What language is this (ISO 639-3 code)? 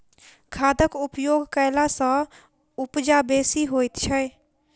mai